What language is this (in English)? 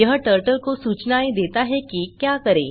Hindi